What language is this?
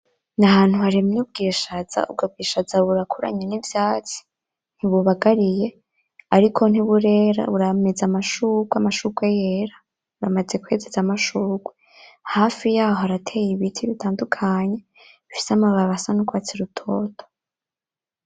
Rundi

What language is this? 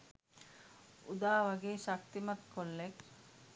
Sinhala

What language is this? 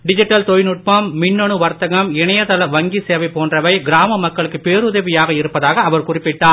Tamil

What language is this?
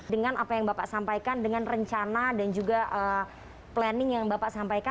Indonesian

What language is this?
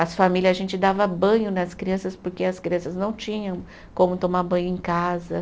Portuguese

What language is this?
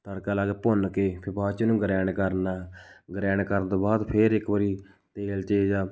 Punjabi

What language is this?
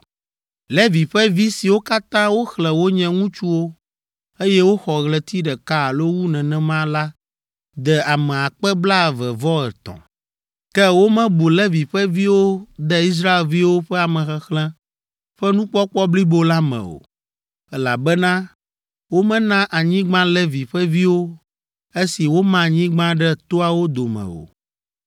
Ewe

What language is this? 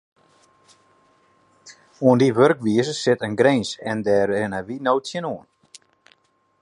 Western Frisian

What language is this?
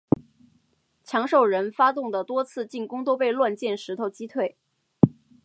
Chinese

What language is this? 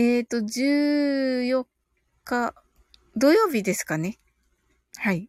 Japanese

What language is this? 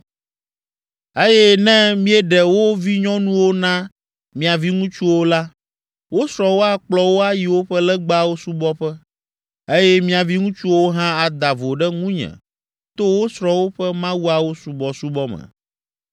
Ewe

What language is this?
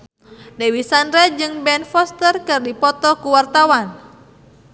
Sundanese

